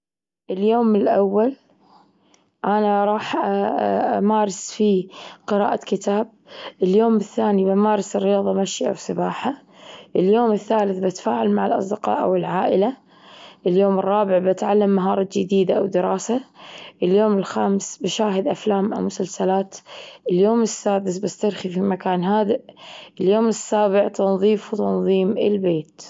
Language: Gulf Arabic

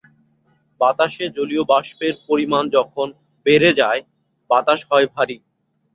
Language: Bangla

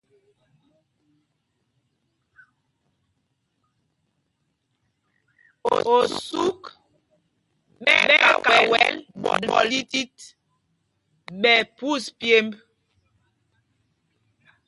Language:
Mpumpong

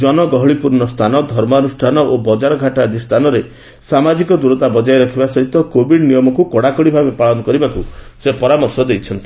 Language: Odia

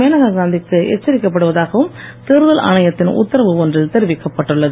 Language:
Tamil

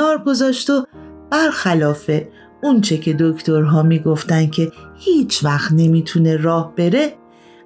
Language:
Persian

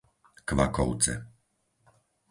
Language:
Slovak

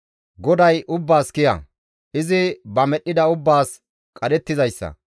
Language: Gamo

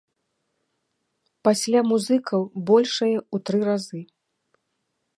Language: Belarusian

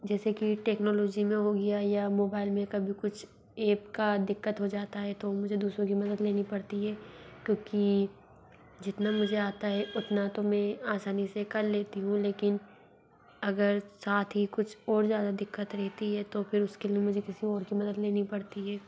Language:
Hindi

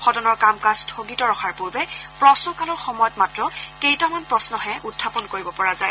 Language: Assamese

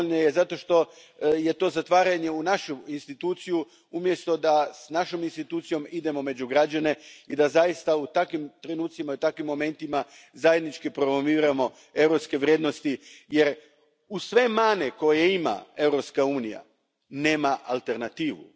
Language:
Croatian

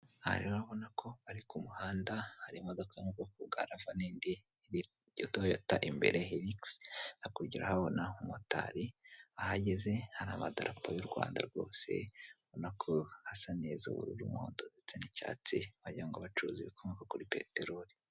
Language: Kinyarwanda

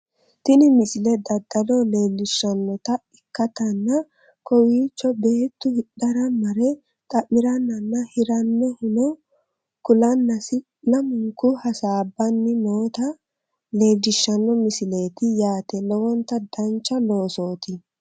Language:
Sidamo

